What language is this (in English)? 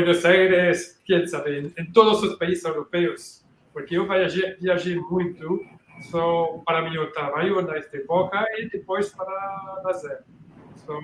Portuguese